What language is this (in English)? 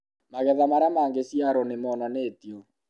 Kikuyu